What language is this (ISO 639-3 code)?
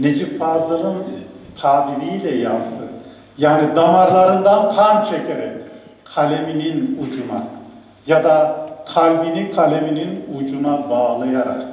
tur